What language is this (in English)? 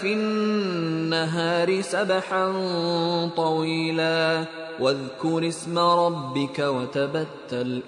Filipino